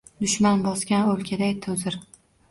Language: Uzbek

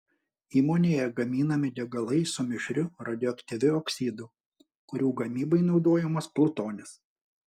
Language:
Lithuanian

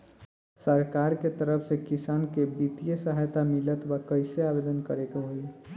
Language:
Bhojpuri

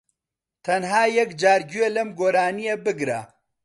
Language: Central Kurdish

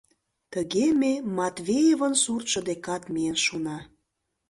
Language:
Mari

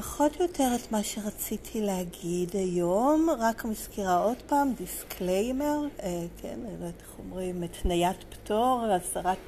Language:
Hebrew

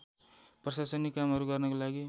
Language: Nepali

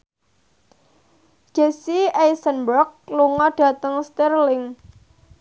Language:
Javanese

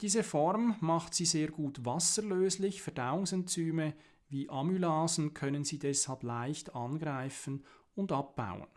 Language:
German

